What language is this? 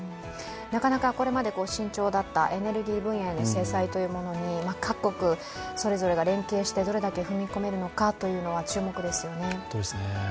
Japanese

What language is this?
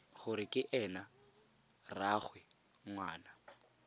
Tswana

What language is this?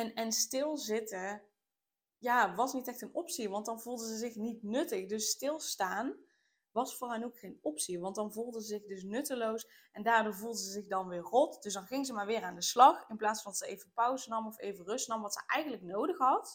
Dutch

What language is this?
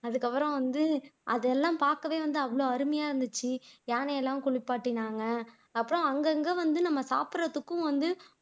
Tamil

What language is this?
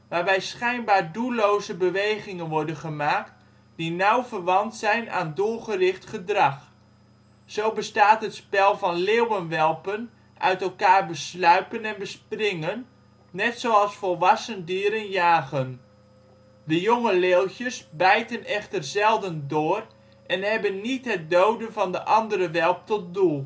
Dutch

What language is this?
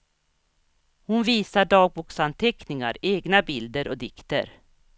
Swedish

